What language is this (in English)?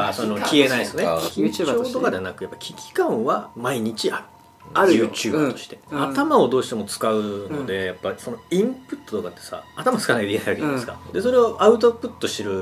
Japanese